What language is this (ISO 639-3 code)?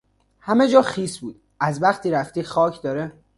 fas